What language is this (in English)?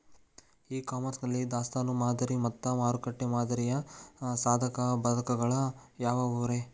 Kannada